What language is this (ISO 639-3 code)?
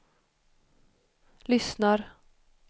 swe